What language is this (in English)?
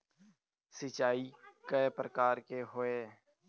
Chhattisgarhi